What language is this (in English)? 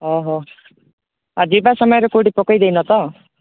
Odia